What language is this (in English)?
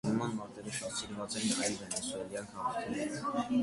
Armenian